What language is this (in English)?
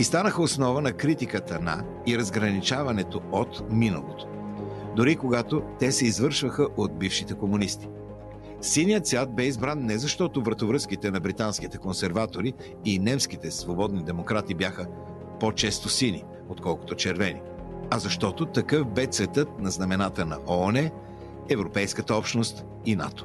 Bulgarian